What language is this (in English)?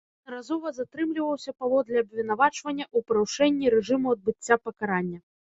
Belarusian